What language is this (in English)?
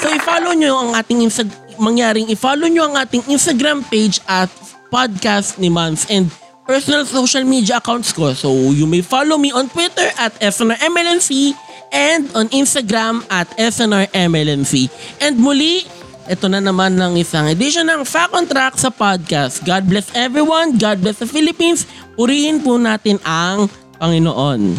Filipino